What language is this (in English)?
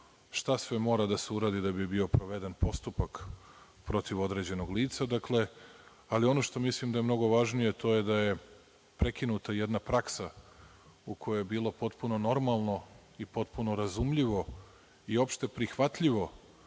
Serbian